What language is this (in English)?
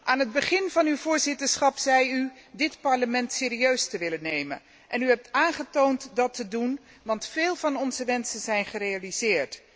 Dutch